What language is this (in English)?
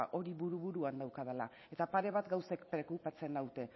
Basque